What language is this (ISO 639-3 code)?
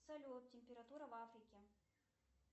rus